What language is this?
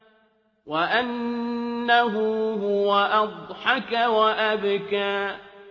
Arabic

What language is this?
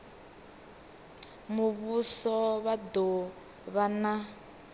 Venda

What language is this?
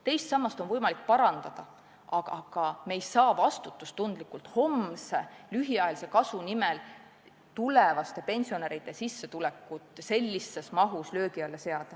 Estonian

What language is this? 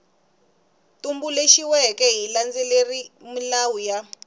Tsonga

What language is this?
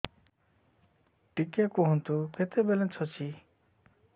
Odia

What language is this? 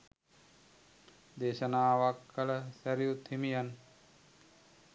Sinhala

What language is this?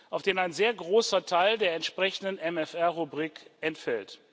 German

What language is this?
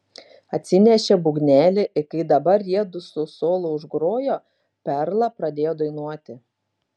Lithuanian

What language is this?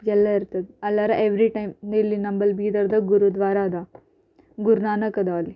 Kannada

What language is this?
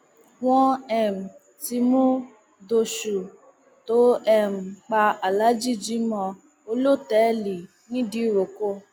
Yoruba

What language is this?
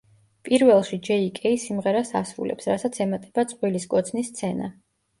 Georgian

